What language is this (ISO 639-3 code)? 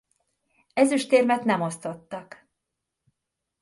hun